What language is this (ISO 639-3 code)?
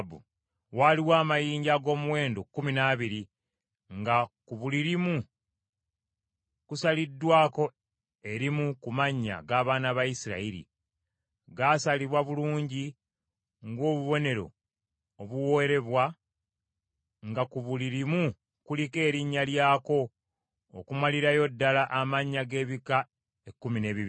lug